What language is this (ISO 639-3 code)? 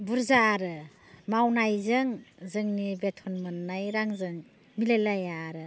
brx